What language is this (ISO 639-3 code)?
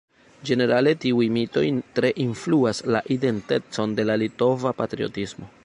epo